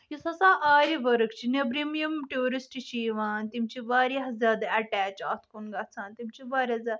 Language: Kashmiri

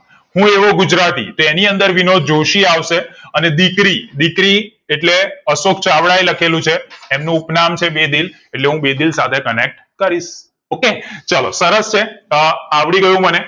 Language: Gujarati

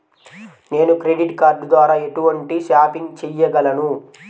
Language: Telugu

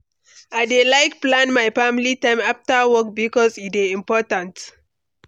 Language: Nigerian Pidgin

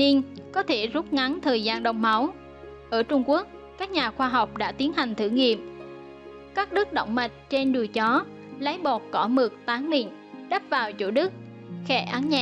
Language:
Vietnamese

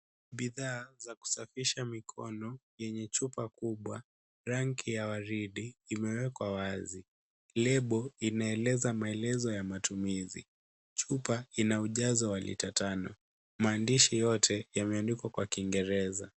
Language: Swahili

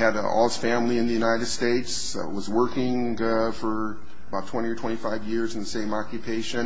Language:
English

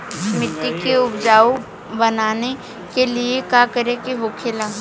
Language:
Bhojpuri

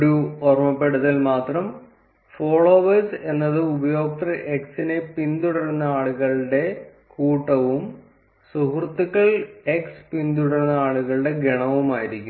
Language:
Malayalam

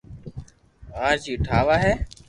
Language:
Loarki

